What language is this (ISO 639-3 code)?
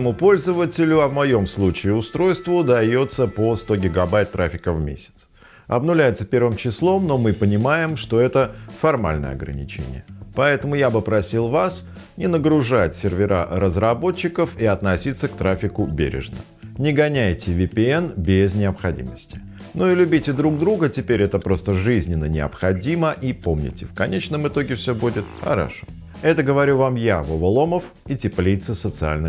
rus